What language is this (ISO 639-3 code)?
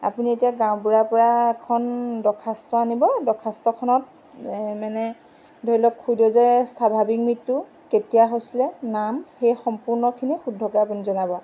asm